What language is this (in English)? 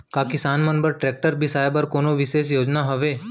Chhattisgarhi